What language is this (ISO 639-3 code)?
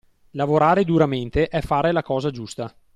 ita